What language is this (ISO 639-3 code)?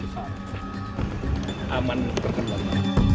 ind